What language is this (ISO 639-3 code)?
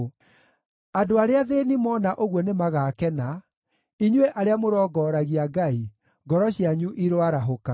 kik